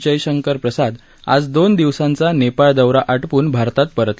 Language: Marathi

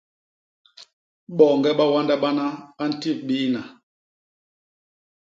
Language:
Basaa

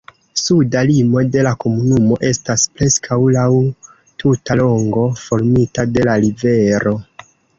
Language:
Esperanto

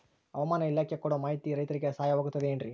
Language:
Kannada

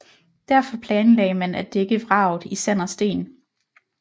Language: Danish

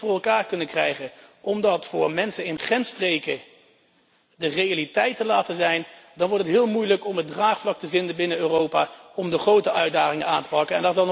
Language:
Dutch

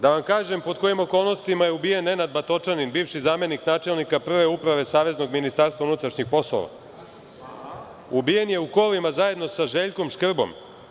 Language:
Serbian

